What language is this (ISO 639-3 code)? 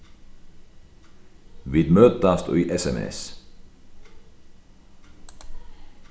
fao